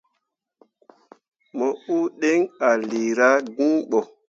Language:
Mundang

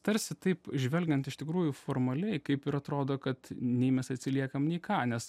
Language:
Lithuanian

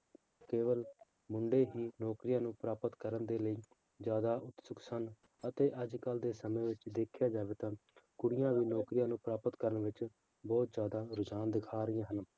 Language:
Punjabi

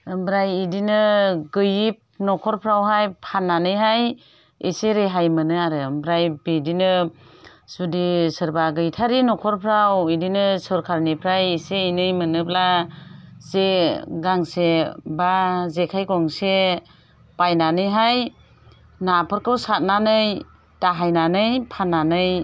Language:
Bodo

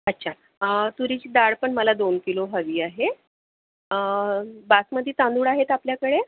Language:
Marathi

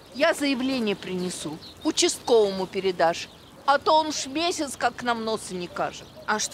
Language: Russian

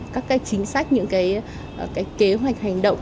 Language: Vietnamese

